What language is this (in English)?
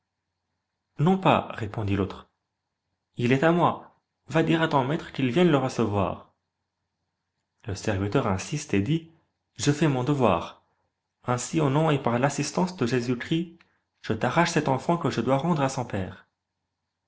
French